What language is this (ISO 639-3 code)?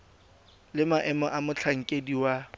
tsn